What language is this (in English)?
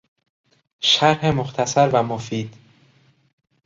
Persian